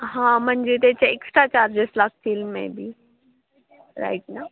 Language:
Marathi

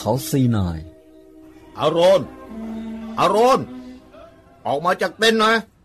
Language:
Thai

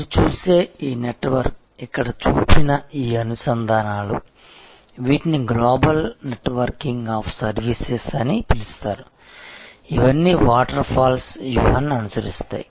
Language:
Telugu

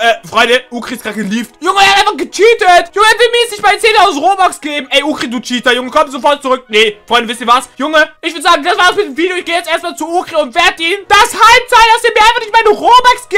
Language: German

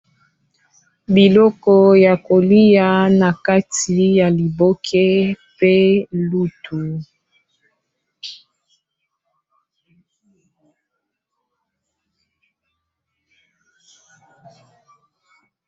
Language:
Lingala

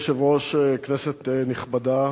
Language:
Hebrew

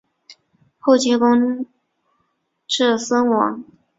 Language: Chinese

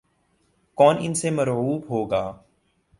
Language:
Urdu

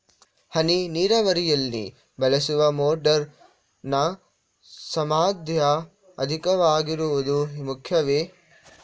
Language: Kannada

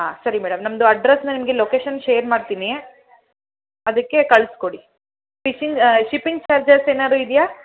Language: Kannada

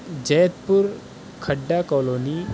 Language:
Urdu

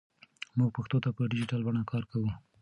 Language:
Pashto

